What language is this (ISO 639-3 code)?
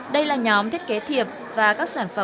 vie